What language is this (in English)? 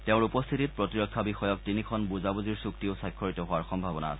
Assamese